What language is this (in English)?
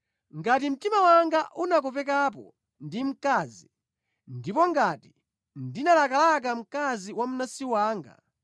Nyanja